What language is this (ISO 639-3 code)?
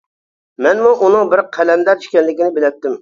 uig